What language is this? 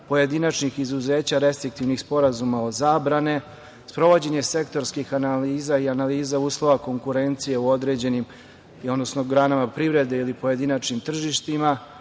Serbian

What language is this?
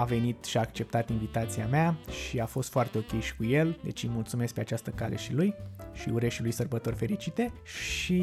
Romanian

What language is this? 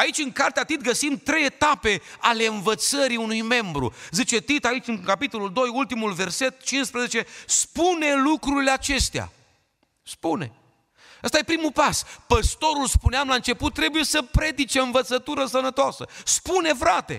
Romanian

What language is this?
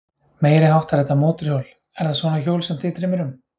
Icelandic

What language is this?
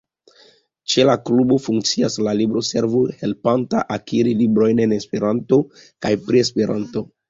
Esperanto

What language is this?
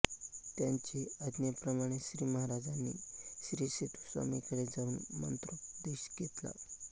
Marathi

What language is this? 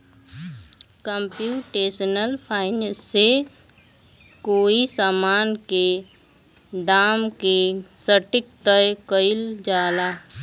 Bhojpuri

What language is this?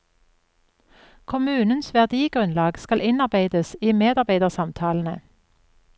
Norwegian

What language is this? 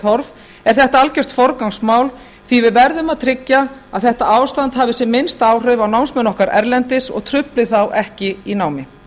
Icelandic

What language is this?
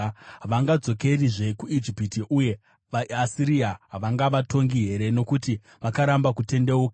Shona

